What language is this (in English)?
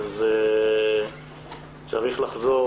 Hebrew